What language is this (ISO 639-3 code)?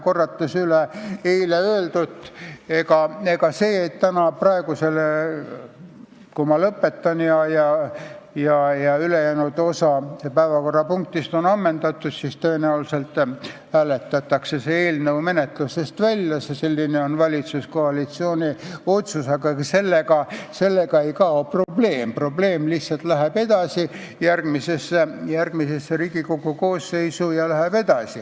est